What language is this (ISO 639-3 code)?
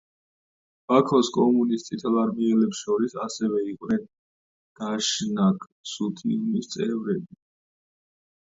kat